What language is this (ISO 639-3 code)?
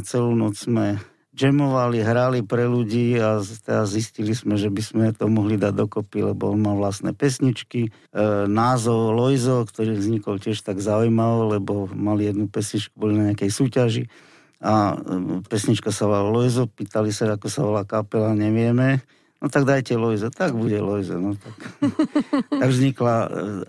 slk